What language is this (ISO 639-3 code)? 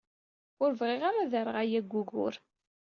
kab